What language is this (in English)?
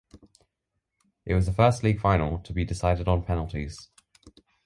English